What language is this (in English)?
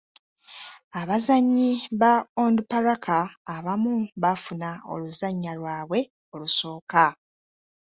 Ganda